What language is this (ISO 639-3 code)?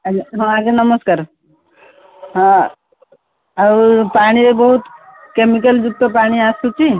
ori